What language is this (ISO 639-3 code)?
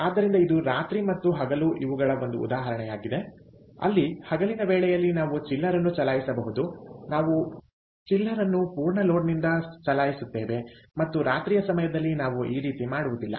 kan